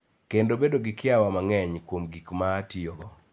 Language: Luo (Kenya and Tanzania)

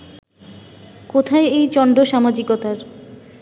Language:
Bangla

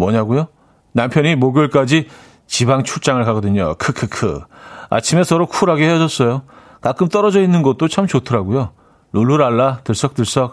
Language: Korean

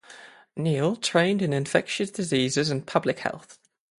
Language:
English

